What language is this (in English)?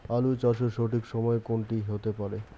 Bangla